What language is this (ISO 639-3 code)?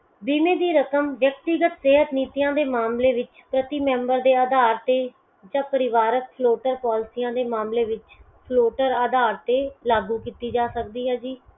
pan